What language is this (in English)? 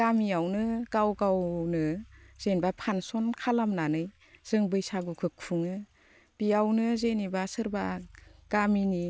Bodo